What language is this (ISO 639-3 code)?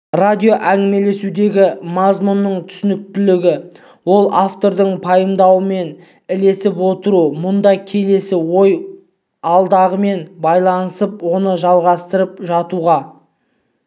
kaz